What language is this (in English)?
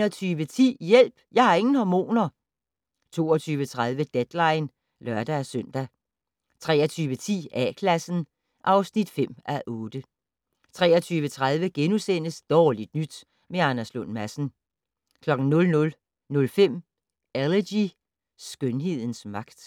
Danish